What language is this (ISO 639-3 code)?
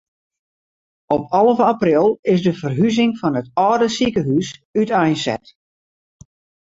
fry